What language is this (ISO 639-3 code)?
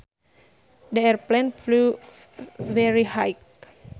sun